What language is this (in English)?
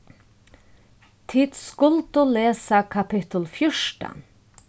Faroese